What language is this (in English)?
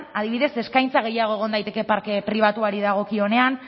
Basque